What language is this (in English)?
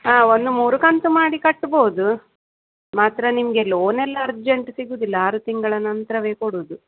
Kannada